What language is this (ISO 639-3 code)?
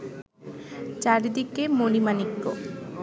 ben